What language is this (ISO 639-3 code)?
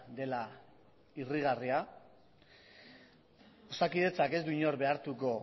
eus